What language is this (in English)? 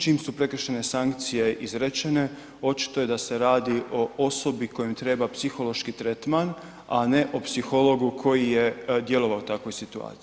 Croatian